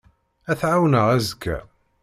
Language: Kabyle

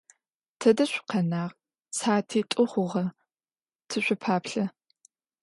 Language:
Adyghe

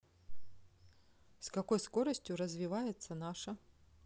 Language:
Russian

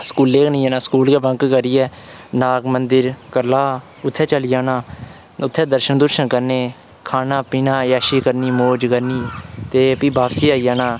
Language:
Dogri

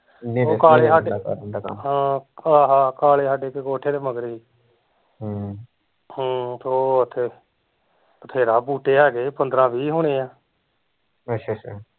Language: Punjabi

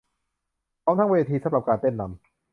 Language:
Thai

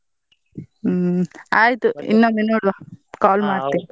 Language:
Kannada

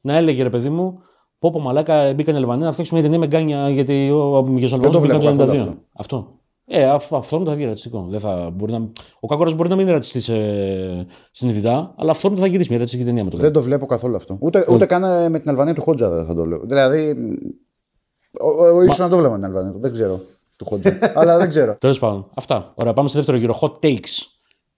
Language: Greek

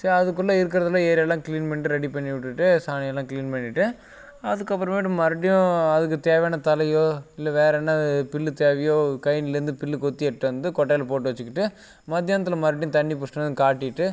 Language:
Tamil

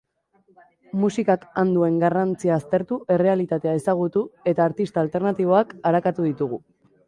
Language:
Basque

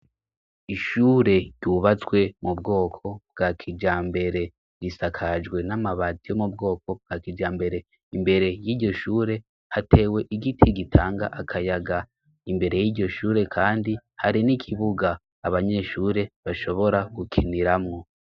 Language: Rundi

